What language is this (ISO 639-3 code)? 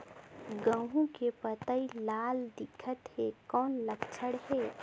hne